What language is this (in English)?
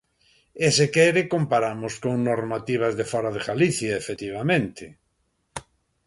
Galician